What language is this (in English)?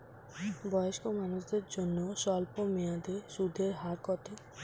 Bangla